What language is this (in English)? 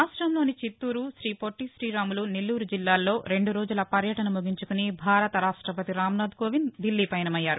Telugu